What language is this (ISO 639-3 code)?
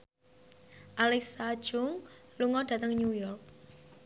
jav